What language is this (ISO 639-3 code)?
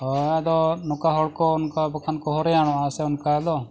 sat